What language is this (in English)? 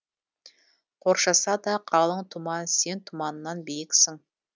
Kazakh